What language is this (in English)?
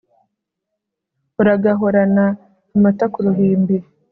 Kinyarwanda